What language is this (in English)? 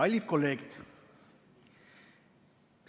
Estonian